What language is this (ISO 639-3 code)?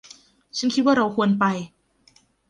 tha